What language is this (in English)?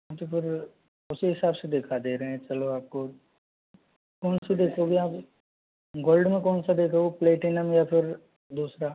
Hindi